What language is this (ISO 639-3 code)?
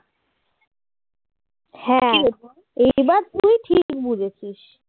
ben